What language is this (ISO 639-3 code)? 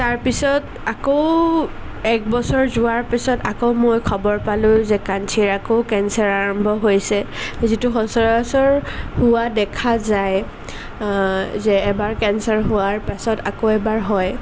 asm